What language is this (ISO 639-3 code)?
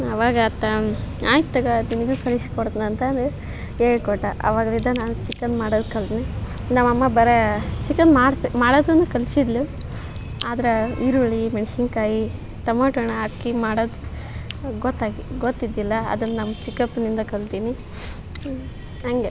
kan